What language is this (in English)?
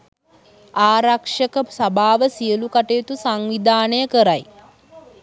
Sinhala